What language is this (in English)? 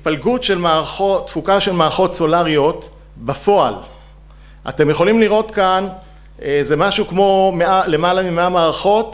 Hebrew